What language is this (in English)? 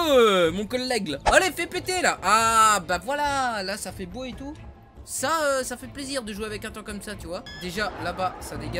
French